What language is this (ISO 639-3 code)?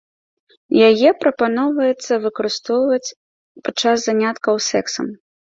bel